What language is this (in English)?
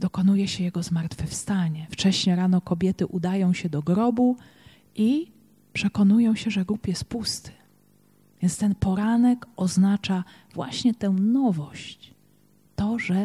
Polish